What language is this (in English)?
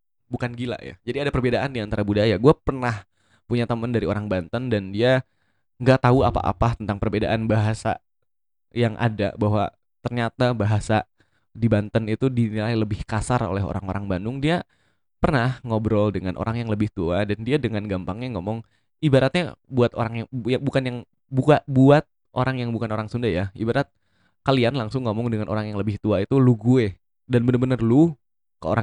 Indonesian